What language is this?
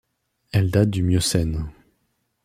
French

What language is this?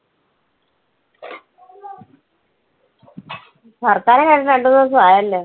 Malayalam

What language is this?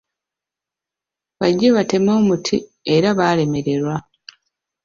Ganda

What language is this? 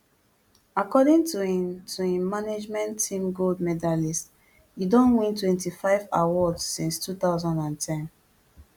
Nigerian Pidgin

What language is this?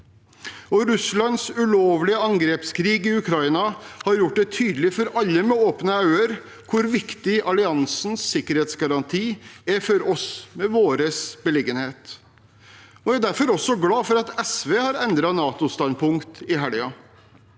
Norwegian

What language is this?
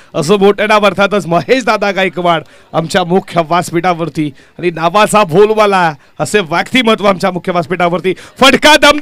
Hindi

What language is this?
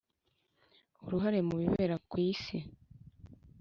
Kinyarwanda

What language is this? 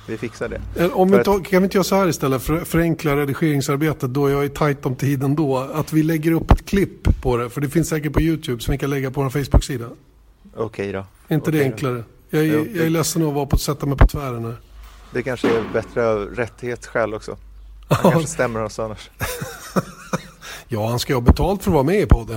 Swedish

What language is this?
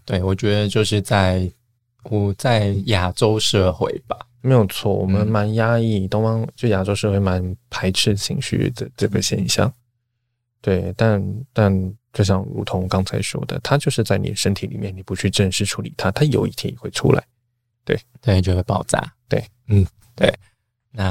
Chinese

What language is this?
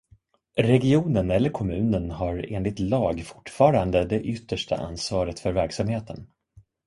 Swedish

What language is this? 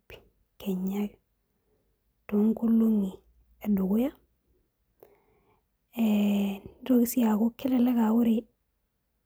Masai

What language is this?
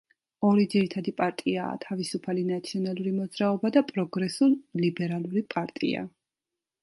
Georgian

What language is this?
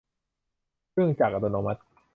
Thai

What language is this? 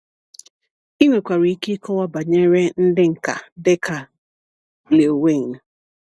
Igbo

